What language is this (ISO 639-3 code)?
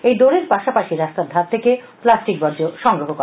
ben